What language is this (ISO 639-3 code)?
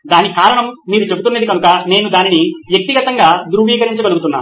tel